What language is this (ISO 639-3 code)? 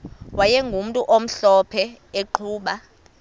xho